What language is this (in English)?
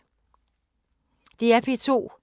Danish